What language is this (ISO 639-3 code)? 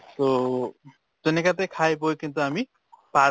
asm